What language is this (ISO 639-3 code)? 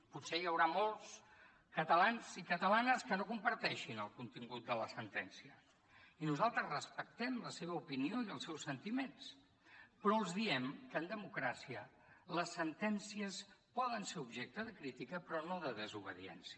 cat